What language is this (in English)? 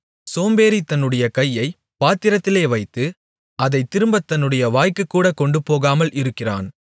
Tamil